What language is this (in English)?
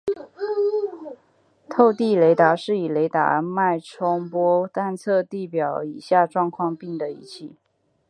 Chinese